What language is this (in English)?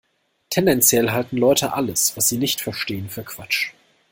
German